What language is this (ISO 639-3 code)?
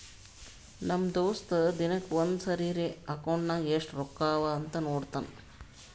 kan